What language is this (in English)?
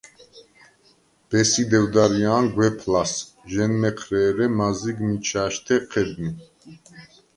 Svan